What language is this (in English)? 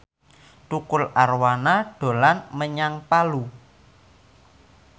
Javanese